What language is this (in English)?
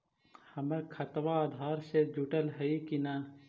Magahi